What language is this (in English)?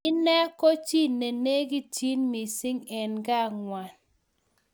Kalenjin